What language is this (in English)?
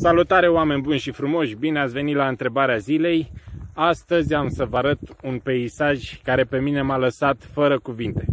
Romanian